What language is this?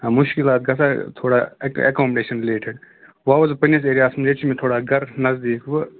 Kashmiri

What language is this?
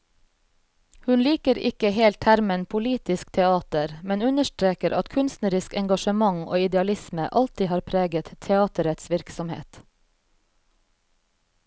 Norwegian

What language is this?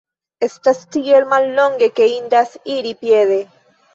Esperanto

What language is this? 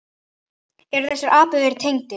Icelandic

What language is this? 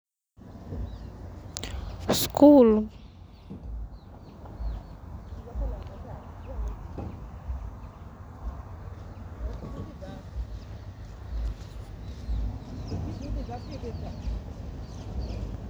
Luo (Kenya and Tanzania)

